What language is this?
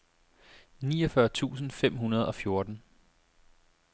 Danish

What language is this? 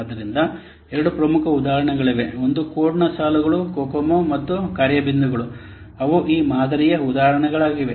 Kannada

